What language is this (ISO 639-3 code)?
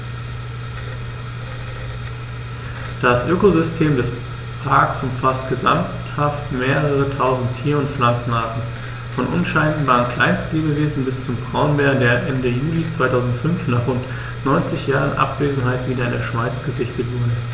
deu